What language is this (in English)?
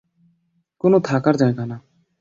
Bangla